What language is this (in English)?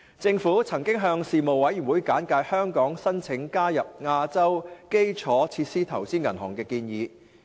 Cantonese